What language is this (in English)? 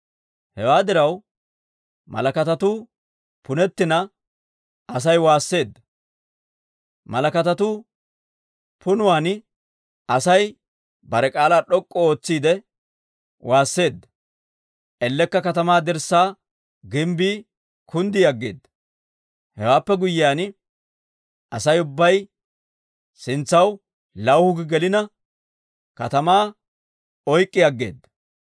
Dawro